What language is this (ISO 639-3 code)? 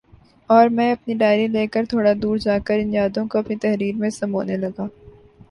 urd